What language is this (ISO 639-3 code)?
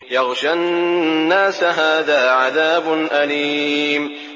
ara